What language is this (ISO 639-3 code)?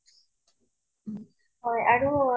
asm